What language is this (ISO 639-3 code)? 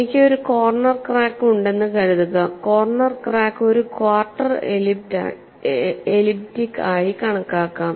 mal